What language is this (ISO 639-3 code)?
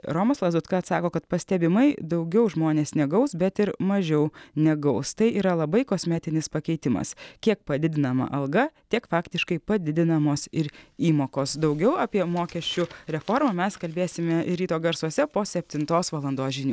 lit